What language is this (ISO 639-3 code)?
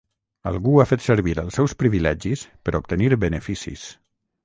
cat